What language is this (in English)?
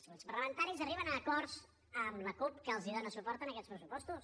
Catalan